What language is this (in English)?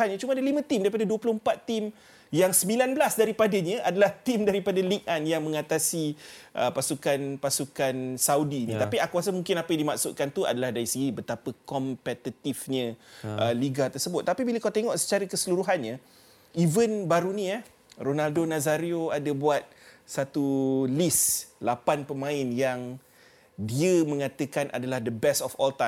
Malay